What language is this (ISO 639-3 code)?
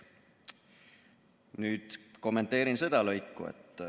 est